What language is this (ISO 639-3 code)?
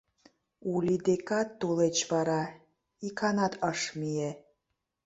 chm